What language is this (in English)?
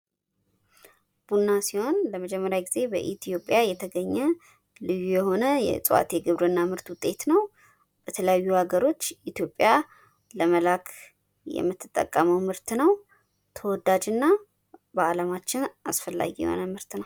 Amharic